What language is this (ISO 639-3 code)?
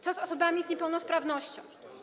pol